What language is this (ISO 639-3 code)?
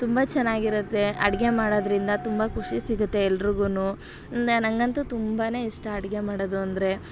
kan